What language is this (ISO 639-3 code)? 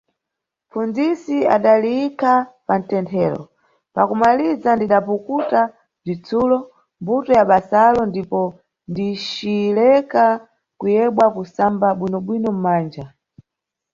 nyu